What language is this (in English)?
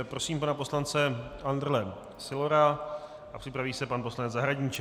Czech